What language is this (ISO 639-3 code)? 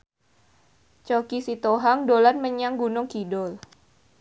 jav